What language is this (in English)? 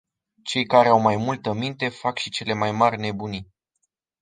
Romanian